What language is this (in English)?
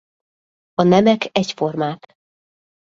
Hungarian